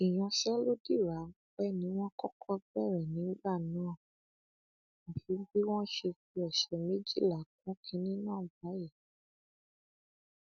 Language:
Yoruba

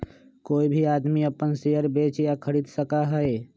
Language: Magahi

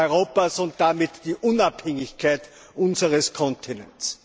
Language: German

